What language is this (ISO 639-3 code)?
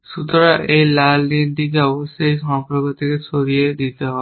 ben